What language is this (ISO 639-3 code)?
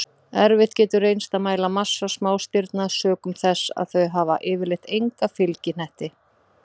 isl